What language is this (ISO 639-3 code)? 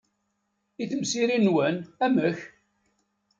kab